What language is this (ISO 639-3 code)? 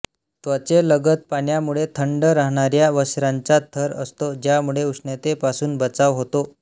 mar